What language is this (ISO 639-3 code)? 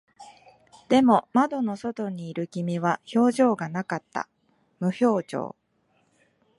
jpn